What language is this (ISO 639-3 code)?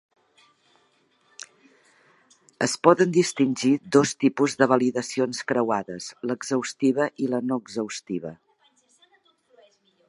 cat